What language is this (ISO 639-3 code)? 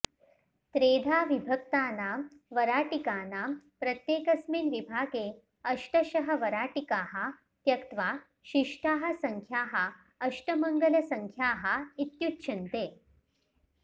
san